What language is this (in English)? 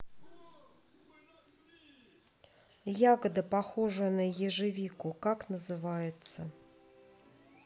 Russian